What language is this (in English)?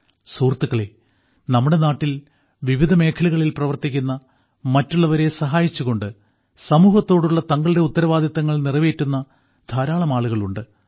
Malayalam